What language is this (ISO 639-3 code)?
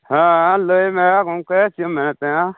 sat